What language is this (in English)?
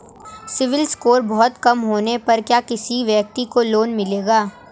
Hindi